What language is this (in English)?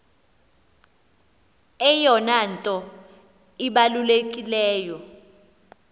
Xhosa